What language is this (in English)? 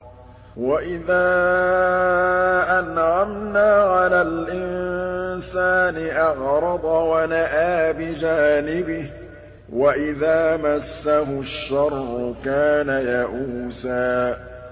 Arabic